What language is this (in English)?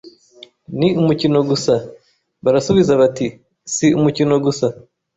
Kinyarwanda